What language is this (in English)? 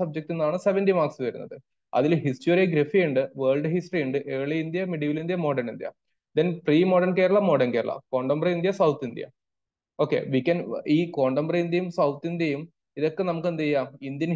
Malayalam